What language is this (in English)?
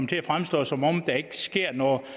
Danish